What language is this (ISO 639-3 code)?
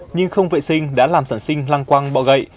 vie